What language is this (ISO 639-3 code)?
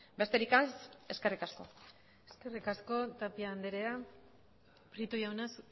eus